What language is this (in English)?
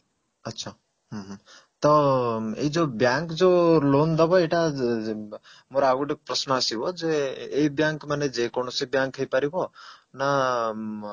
Odia